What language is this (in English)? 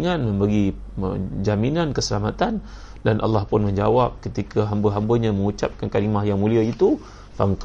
Malay